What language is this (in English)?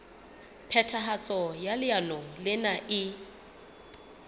Southern Sotho